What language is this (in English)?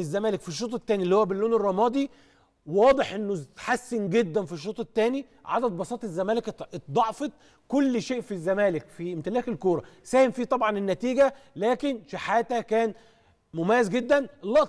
Arabic